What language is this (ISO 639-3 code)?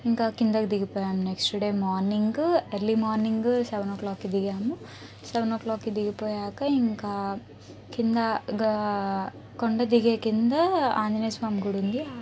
tel